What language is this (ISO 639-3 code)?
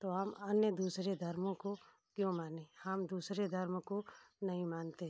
hin